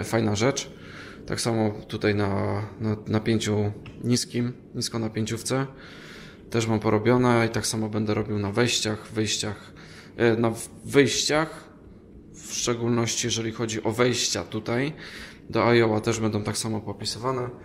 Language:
Polish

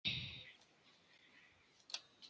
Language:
Icelandic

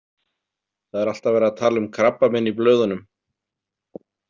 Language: Icelandic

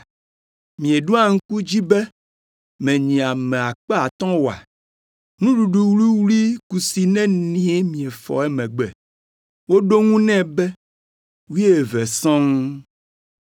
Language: Ewe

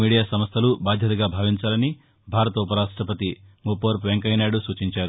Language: Telugu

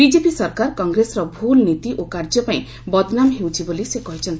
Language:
Odia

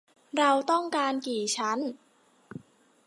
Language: Thai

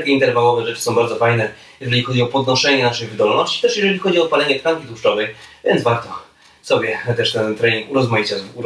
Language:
Polish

